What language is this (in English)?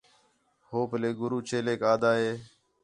Khetrani